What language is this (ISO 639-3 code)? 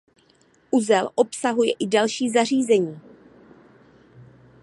ces